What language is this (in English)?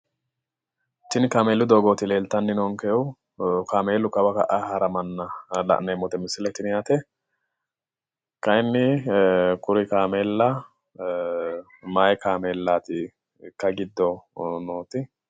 Sidamo